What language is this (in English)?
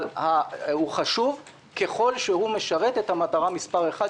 Hebrew